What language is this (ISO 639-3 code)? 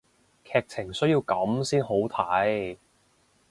yue